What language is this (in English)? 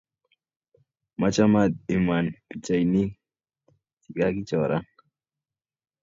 Kalenjin